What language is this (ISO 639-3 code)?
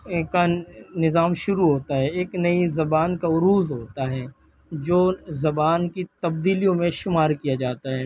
urd